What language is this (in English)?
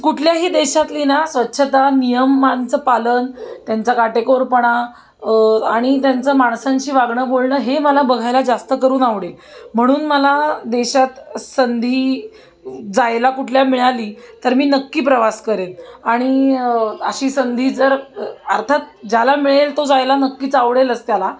Marathi